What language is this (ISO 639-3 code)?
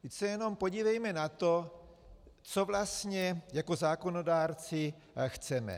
ces